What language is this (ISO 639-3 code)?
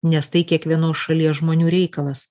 lit